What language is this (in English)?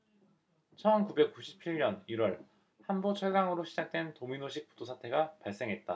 Korean